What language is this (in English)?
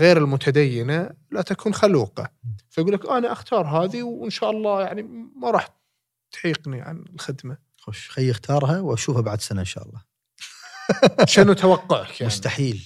Arabic